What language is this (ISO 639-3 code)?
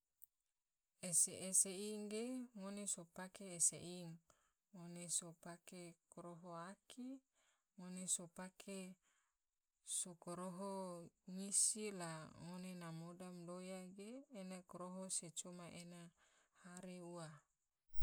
tvo